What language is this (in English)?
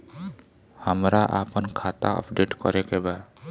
Bhojpuri